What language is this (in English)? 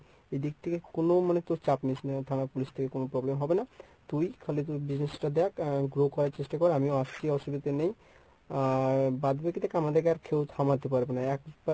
Bangla